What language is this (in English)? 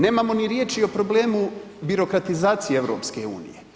Croatian